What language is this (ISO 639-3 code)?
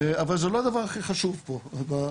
heb